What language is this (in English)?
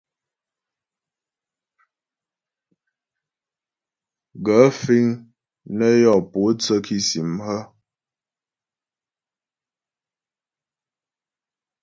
Ghomala